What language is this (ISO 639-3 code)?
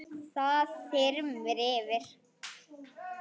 isl